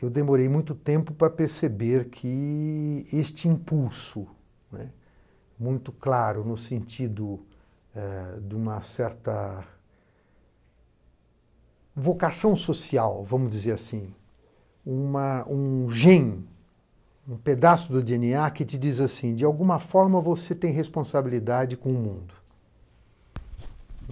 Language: Portuguese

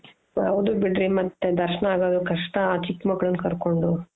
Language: Kannada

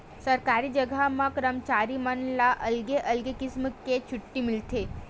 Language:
Chhattisgarhi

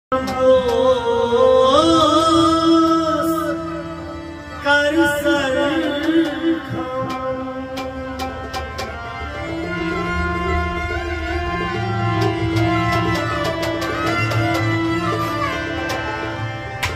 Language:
Punjabi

